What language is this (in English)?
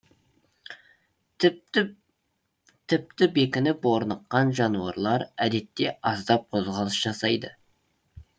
Kazakh